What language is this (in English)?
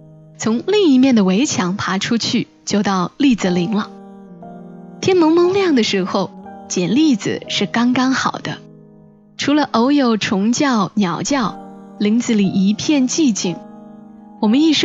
Chinese